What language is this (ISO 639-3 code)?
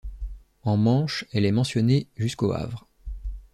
fra